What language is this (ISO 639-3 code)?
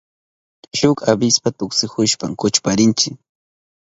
qup